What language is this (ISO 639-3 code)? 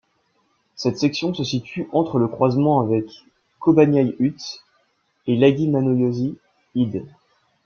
fra